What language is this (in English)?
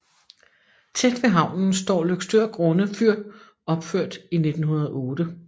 Danish